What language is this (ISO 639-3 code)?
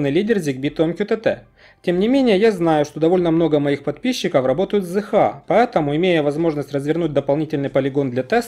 rus